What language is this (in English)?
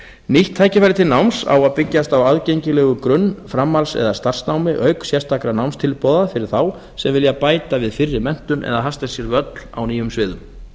Icelandic